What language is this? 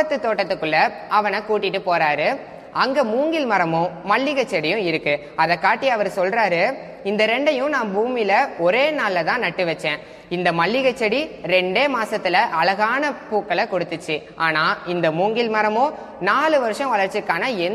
Tamil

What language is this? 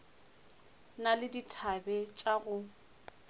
Northern Sotho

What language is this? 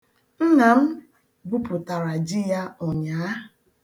Igbo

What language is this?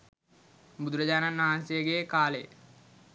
Sinhala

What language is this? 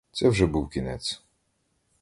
Ukrainian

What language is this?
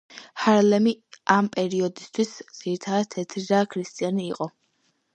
Georgian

